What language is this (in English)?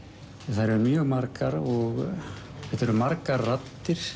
Icelandic